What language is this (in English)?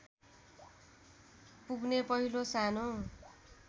Nepali